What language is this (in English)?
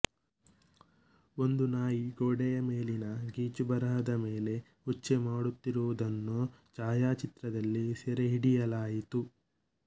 Kannada